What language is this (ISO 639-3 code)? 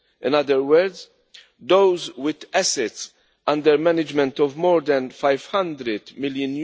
eng